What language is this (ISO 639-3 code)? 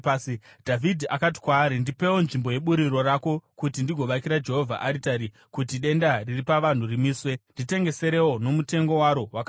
sna